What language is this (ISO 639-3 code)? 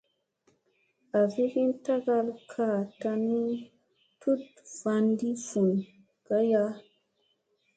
mse